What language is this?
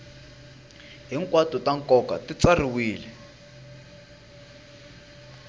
Tsonga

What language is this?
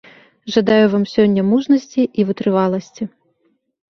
Belarusian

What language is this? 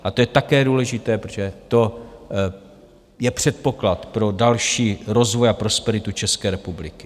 Czech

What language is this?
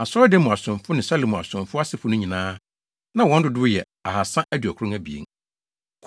Akan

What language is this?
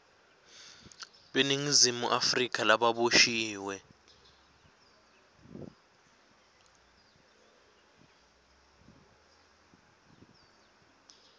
Swati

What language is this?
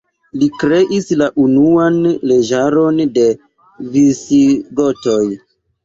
Esperanto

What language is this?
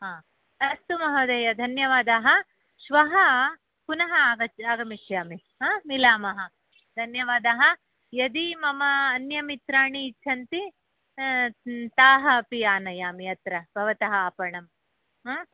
Sanskrit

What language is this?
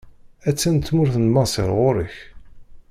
Kabyle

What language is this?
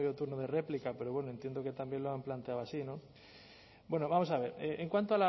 Spanish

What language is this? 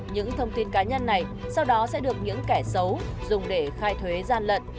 Vietnamese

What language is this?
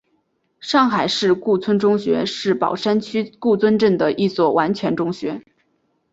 Chinese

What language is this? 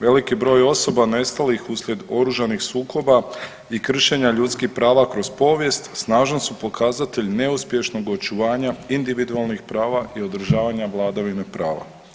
Croatian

